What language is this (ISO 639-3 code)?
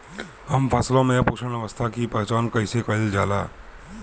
bho